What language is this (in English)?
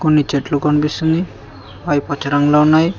Telugu